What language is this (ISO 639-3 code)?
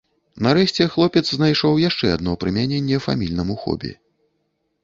bel